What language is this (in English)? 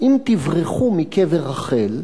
Hebrew